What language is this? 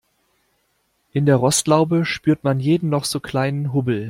German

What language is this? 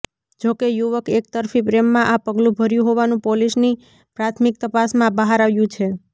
Gujarati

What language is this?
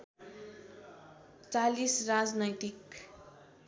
Nepali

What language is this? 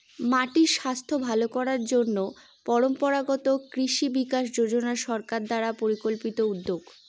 Bangla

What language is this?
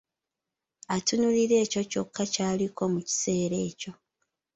Ganda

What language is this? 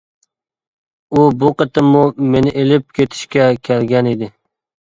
Uyghur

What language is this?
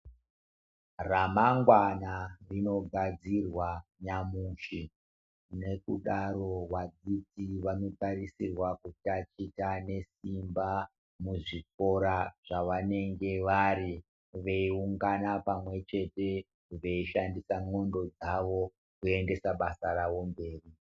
Ndau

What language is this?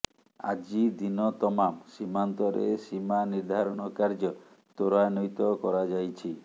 Odia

